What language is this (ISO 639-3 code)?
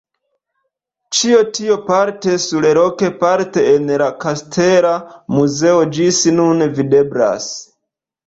epo